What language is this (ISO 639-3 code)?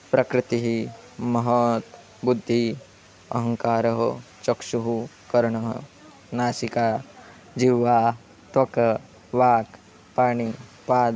san